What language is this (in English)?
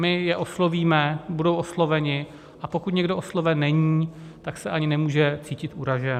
Czech